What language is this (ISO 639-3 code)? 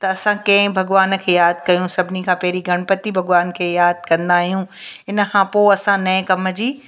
snd